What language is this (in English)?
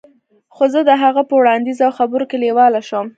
Pashto